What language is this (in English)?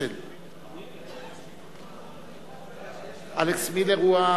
Hebrew